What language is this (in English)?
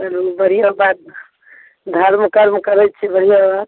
Maithili